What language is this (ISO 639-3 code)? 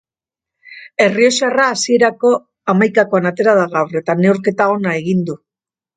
eus